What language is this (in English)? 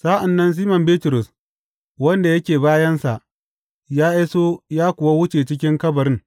Hausa